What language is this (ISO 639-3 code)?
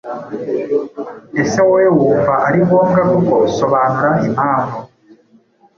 kin